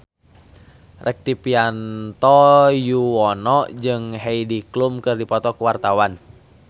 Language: Sundanese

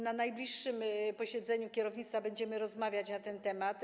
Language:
Polish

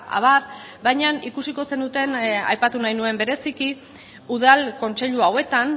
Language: Basque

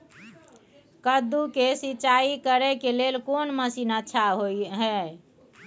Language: Maithili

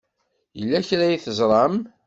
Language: Kabyle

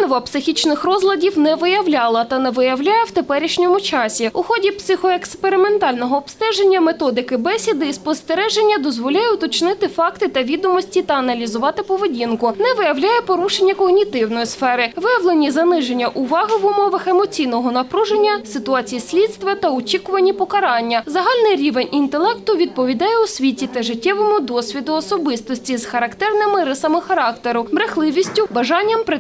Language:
Ukrainian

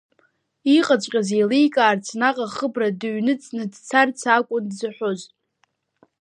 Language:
Abkhazian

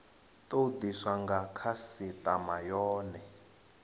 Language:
Venda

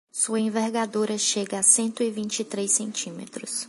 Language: Portuguese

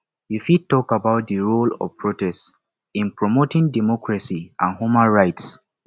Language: Nigerian Pidgin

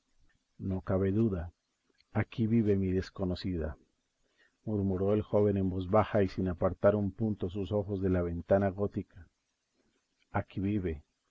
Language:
Spanish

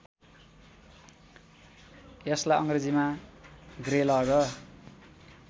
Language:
Nepali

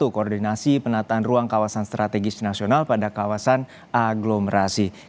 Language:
Indonesian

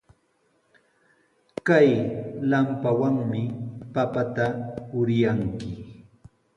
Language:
Sihuas Ancash Quechua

